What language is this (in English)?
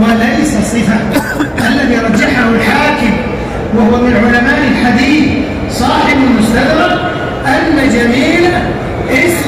Arabic